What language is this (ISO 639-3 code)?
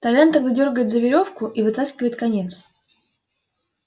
rus